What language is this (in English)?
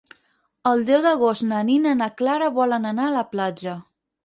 Catalan